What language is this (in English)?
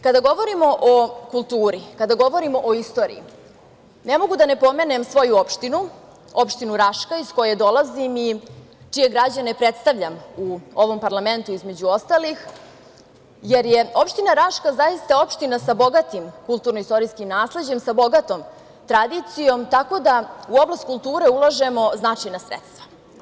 Serbian